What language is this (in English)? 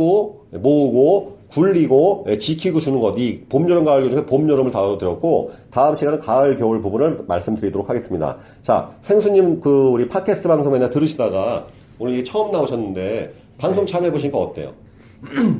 Korean